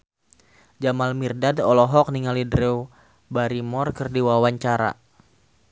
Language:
Sundanese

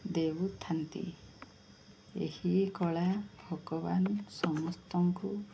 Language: Odia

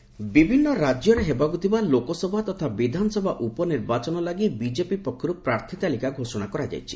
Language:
Odia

